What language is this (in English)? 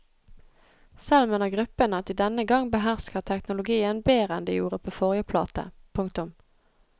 Norwegian